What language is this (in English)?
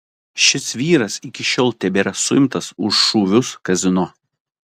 Lithuanian